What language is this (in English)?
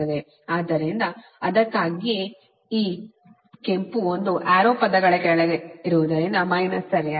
Kannada